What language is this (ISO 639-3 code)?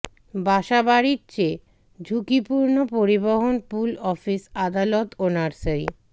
ben